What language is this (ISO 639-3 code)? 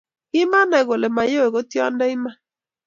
kln